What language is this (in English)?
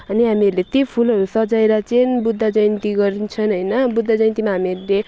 Nepali